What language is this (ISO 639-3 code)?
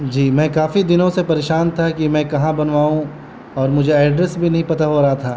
urd